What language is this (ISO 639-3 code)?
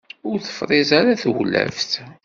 kab